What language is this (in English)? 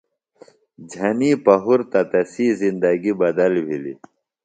Phalura